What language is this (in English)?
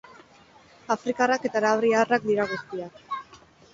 Basque